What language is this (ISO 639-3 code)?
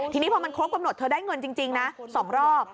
tha